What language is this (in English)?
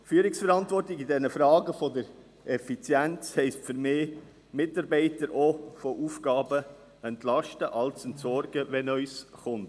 Swiss German